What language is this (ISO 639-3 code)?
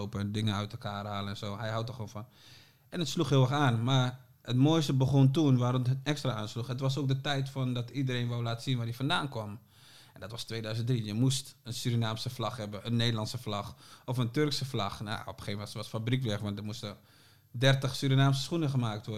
nld